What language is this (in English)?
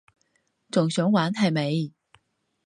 Cantonese